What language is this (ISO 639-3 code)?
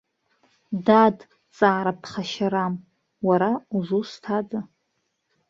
abk